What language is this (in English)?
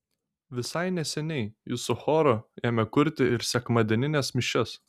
Lithuanian